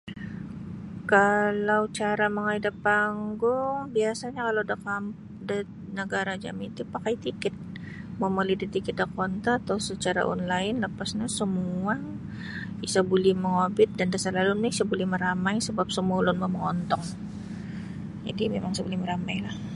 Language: Sabah Bisaya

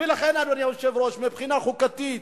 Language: Hebrew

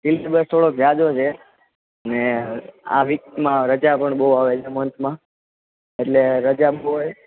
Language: Gujarati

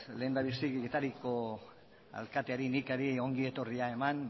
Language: Basque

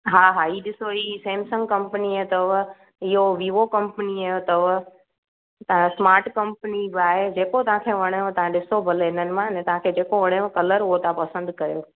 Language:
Sindhi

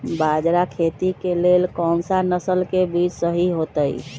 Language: Magahi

